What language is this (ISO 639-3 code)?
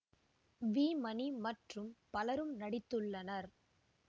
tam